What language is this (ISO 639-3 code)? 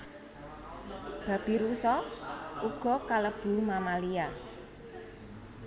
jav